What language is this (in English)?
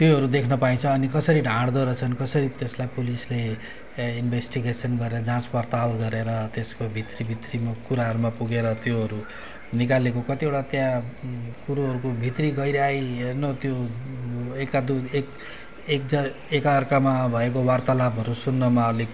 Nepali